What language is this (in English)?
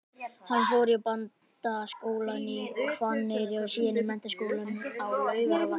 Icelandic